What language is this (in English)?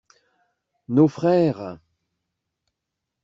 French